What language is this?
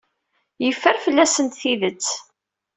Kabyle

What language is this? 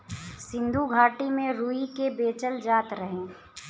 Bhojpuri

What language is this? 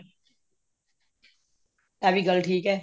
Punjabi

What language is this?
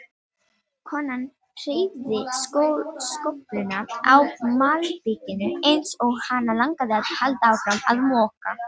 Icelandic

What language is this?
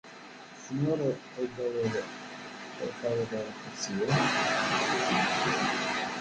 Kabyle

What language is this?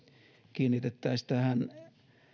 Finnish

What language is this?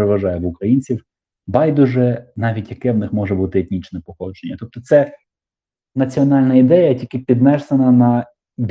Ukrainian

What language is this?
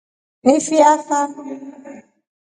Rombo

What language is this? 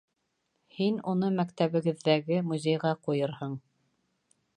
Bashkir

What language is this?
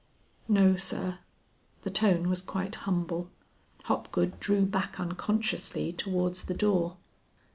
English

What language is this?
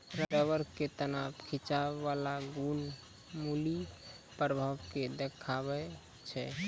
Maithili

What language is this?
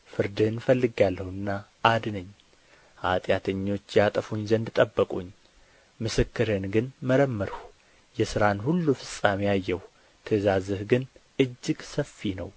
Amharic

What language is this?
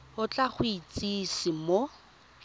Tswana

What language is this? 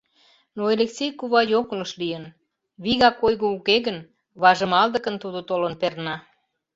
Mari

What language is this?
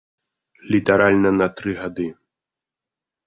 Belarusian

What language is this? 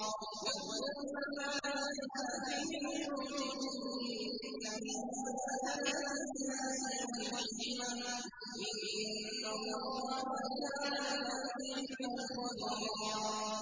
Arabic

